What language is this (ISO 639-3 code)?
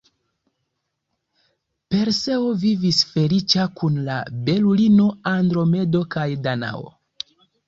epo